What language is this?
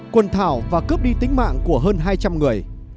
Vietnamese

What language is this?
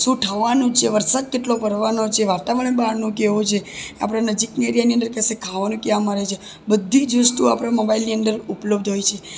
Gujarati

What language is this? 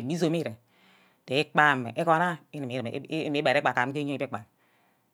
Ubaghara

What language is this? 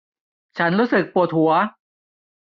Thai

